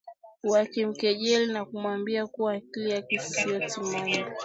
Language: Swahili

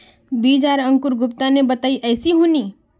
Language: Magahi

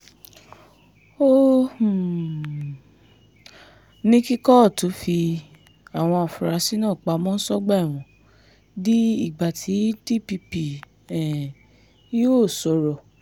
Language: Yoruba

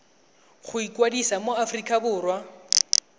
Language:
Tswana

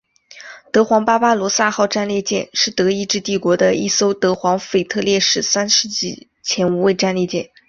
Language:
Chinese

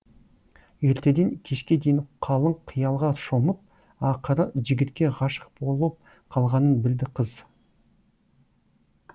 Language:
Kazakh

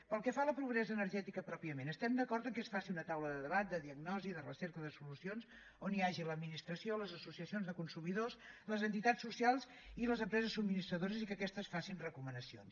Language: Catalan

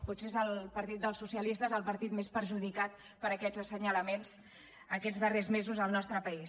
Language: Catalan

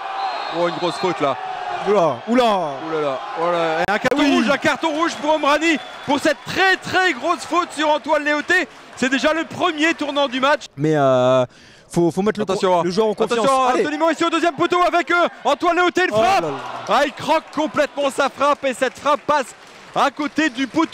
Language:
French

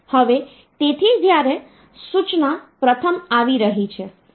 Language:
Gujarati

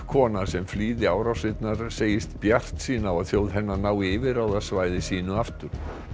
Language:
Icelandic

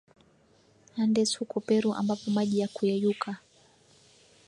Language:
Swahili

